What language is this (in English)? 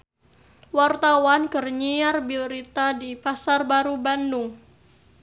Sundanese